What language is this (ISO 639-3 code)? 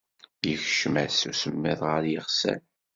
kab